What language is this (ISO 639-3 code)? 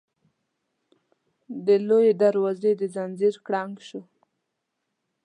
pus